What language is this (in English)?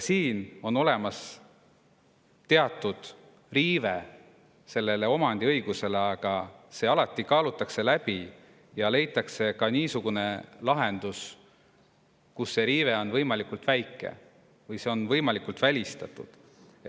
Estonian